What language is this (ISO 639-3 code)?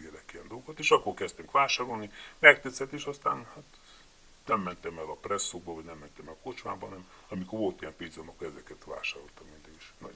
hun